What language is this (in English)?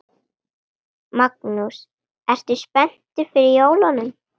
Icelandic